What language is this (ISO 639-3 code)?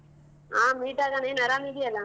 kan